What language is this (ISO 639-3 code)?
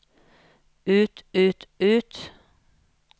nor